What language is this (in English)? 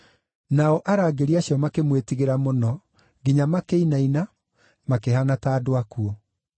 Kikuyu